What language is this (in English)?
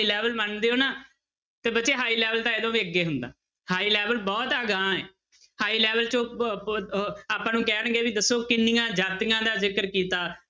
Punjabi